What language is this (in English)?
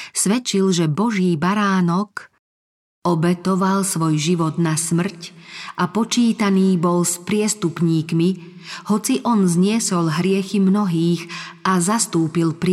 Slovak